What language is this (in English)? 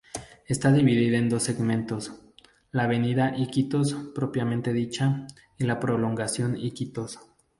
Spanish